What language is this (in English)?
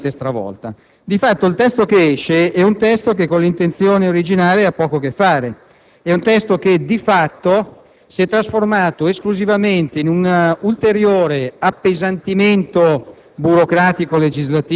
Italian